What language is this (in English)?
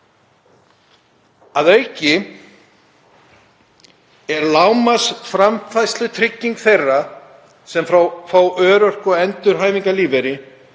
Icelandic